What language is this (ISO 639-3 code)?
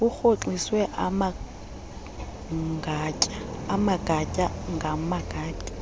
xho